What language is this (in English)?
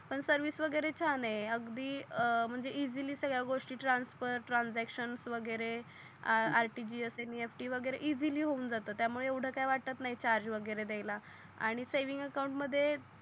Marathi